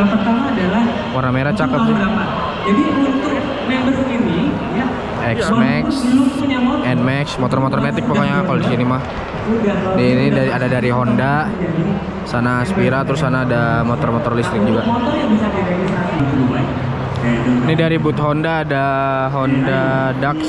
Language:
Indonesian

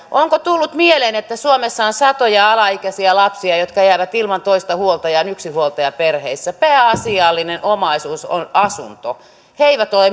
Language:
Finnish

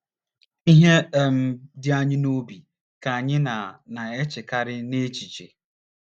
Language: Igbo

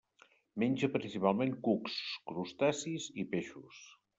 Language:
Catalan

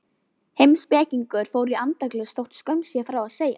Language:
Icelandic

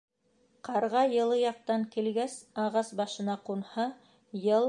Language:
Bashkir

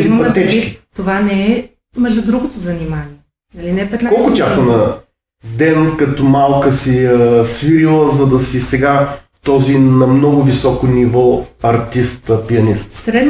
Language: Bulgarian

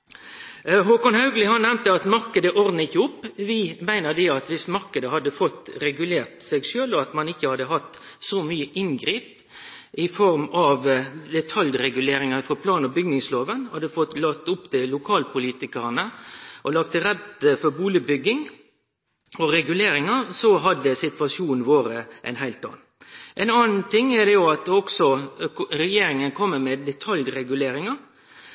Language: Norwegian Nynorsk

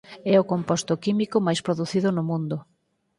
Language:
Galician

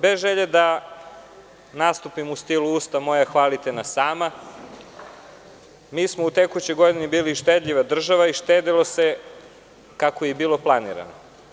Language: Serbian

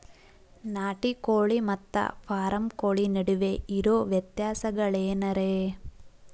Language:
Kannada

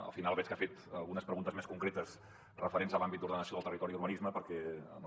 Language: Catalan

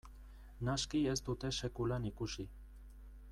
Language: Basque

